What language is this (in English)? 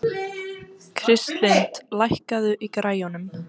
Icelandic